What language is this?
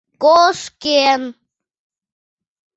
Mari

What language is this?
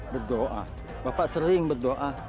Indonesian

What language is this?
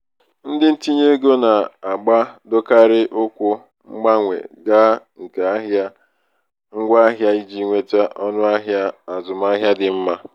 Igbo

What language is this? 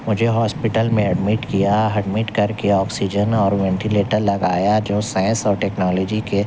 Urdu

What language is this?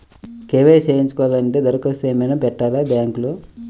Telugu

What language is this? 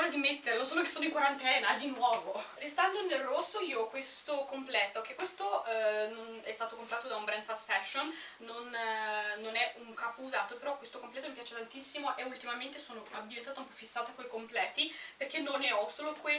Italian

